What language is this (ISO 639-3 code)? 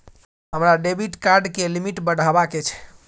mai